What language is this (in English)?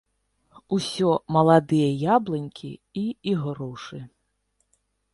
Belarusian